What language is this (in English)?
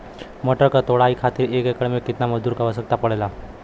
Bhojpuri